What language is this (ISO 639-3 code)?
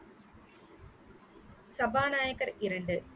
tam